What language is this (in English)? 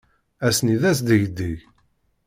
Kabyle